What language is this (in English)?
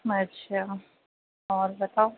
Urdu